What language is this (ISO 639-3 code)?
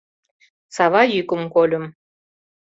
chm